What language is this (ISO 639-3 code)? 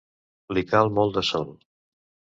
cat